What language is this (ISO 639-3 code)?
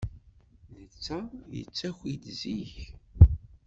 kab